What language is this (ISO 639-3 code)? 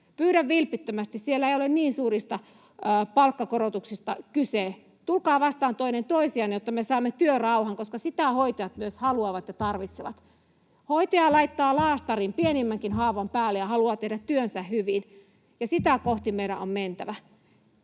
fin